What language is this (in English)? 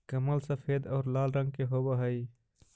Magahi